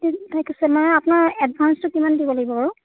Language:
Assamese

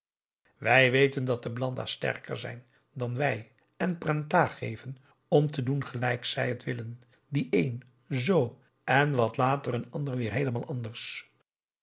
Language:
Dutch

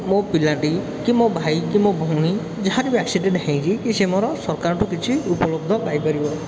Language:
Odia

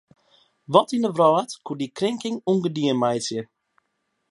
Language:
Western Frisian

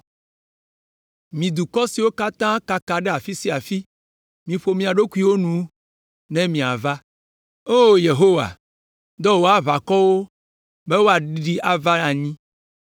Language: Ewe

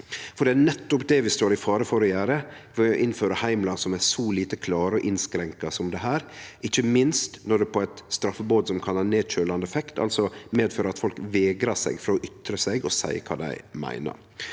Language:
Norwegian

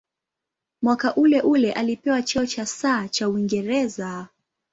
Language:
Swahili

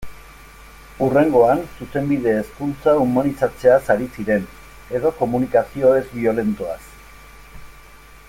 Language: Basque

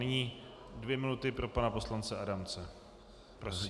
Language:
Czech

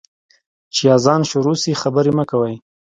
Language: Pashto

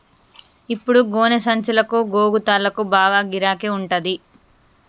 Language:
Telugu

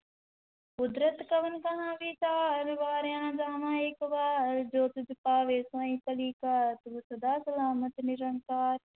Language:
Punjabi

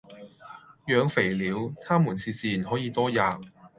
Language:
Cantonese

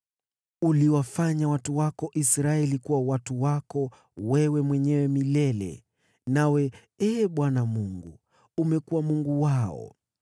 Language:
Swahili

